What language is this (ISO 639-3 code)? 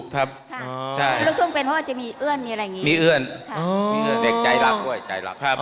tha